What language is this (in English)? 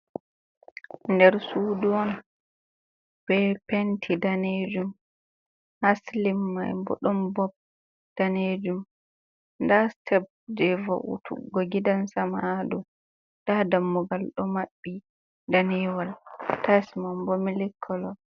Fula